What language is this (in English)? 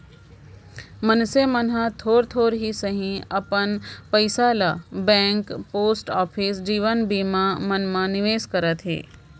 Chhattisgarhi